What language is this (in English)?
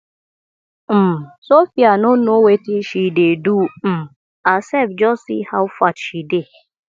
Nigerian Pidgin